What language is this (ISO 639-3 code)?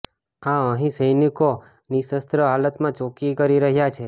guj